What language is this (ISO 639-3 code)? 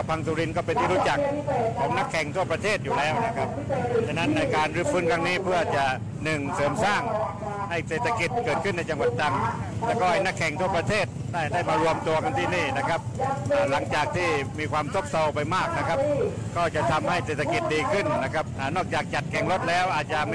tha